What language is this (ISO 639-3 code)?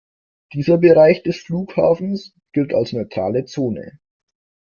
deu